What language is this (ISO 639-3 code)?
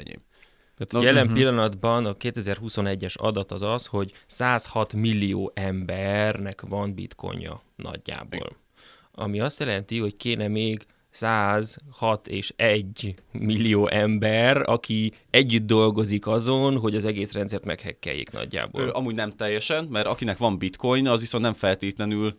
hun